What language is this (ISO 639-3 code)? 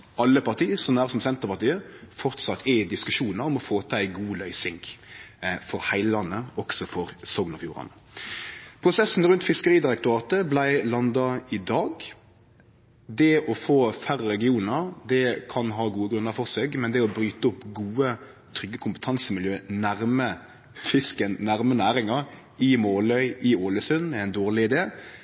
nno